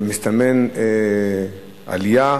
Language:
Hebrew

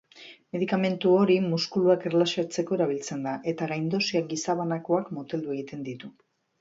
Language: Basque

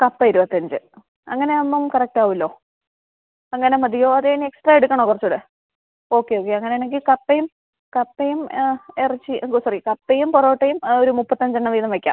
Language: Malayalam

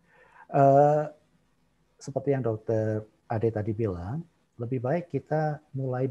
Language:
Indonesian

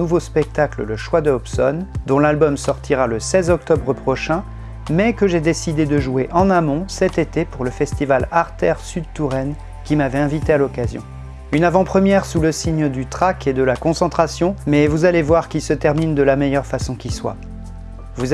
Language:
French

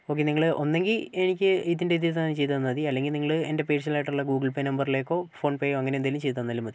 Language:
Malayalam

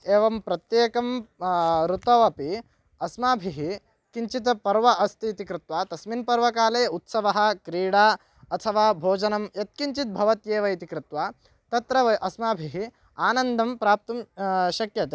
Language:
Sanskrit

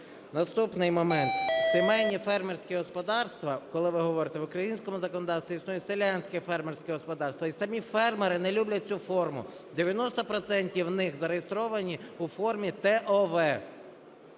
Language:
Ukrainian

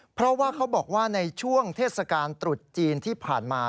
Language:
Thai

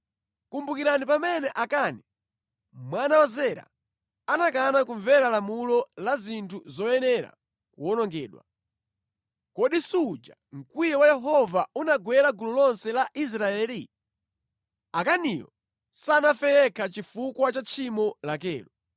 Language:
Nyanja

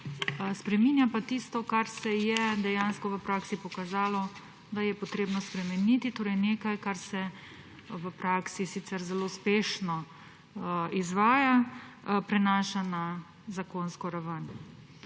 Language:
Slovenian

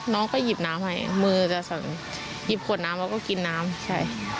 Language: Thai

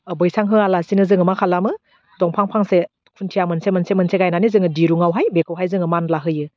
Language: Bodo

